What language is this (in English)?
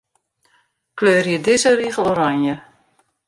Western Frisian